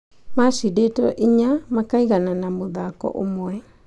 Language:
Kikuyu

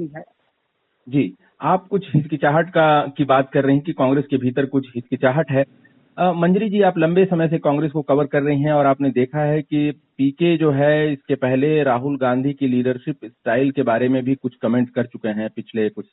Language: Hindi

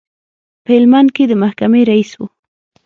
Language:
Pashto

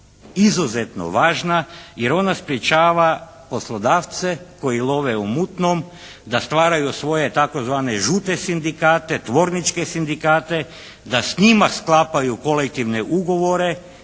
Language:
Croatian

